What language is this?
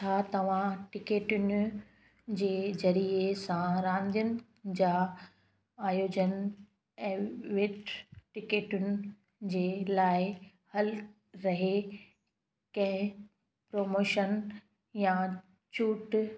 Sindhi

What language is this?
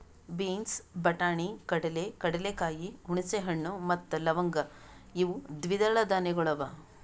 Kannada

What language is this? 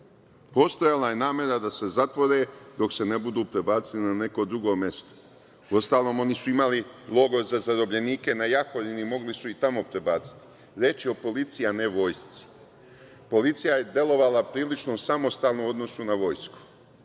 Serbian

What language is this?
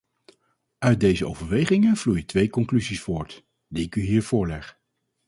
Dutch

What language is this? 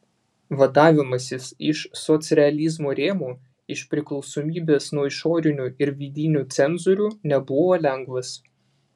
Lithuanian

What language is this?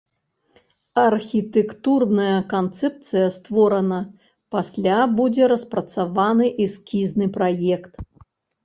Belarusian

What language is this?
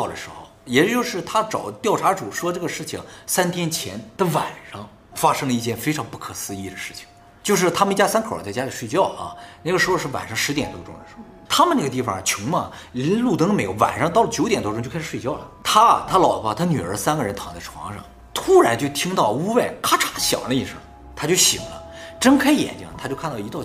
Chinese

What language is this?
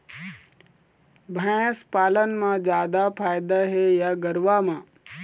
Chhattisgarhi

